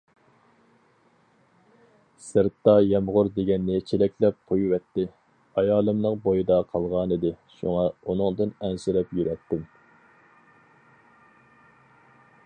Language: Uyghur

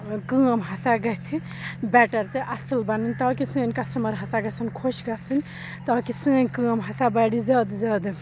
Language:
Kashmiri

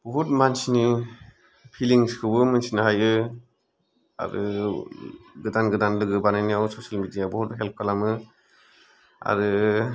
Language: Bodo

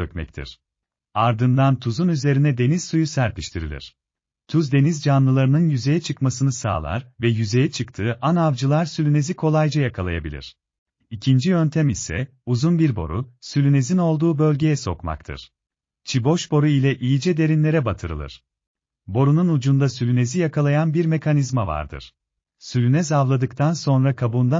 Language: Turkish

